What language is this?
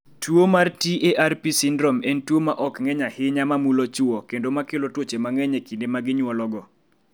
Luo (Kenya and Tanzania)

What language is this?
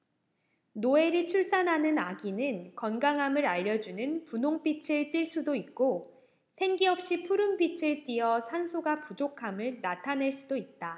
Korean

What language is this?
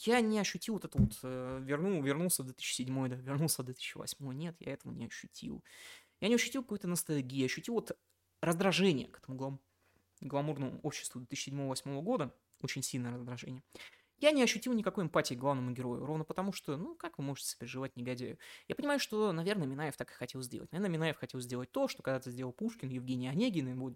Russian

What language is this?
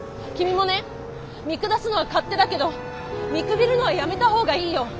Japanese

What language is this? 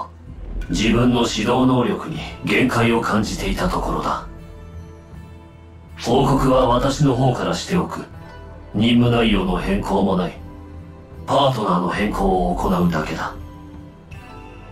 Japanese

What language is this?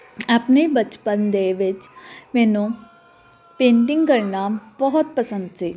Punjabi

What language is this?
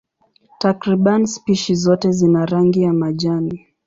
Swahili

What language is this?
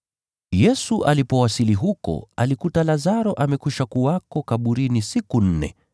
Swahili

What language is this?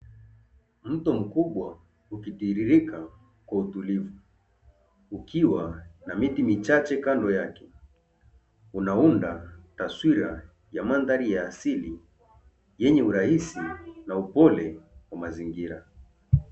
Swahili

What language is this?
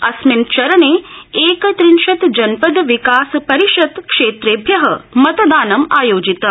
Sanskrit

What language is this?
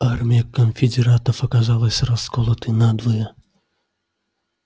Russian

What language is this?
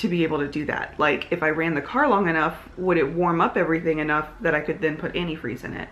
English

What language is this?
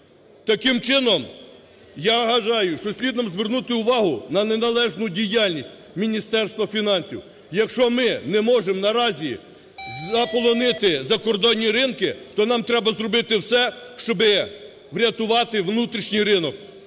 Ukrainian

